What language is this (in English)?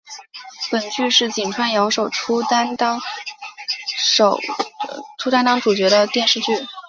Chinese